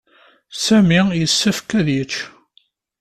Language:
Kabyle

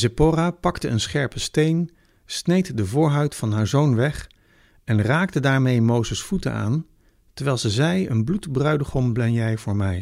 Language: Dutch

